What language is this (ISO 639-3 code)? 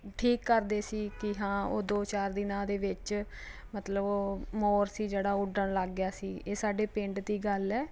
pan